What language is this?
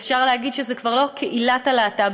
Hebrew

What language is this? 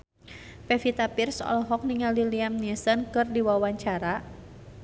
Sundanese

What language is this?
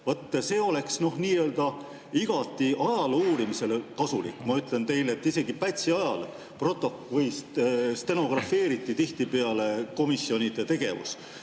Estonian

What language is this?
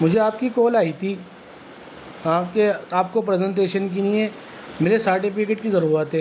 Urdu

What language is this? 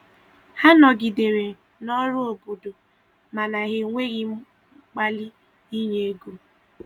Igbo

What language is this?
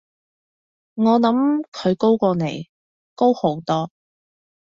Cantonese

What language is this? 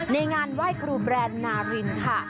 Thai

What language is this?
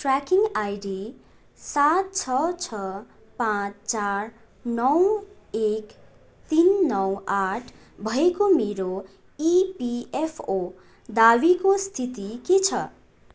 Nepali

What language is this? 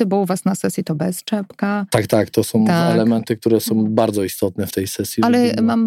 Polish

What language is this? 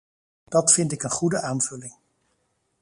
Dutch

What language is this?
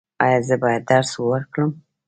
Pashto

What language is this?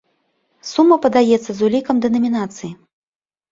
Belarusian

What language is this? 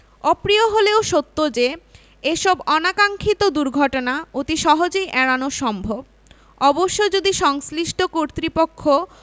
Bangla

